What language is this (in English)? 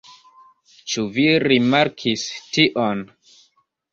Esperanto